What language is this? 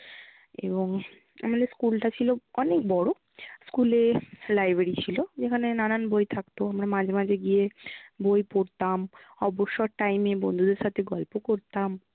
Bangla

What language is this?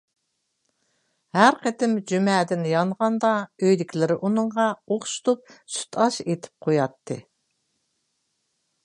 Uyghur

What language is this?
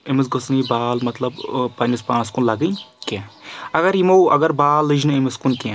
Kashmiri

